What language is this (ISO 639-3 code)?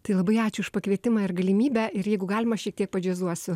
lit